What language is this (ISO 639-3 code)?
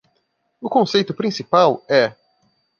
por